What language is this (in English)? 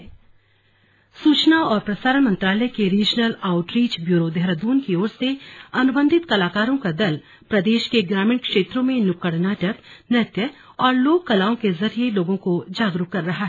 Hindi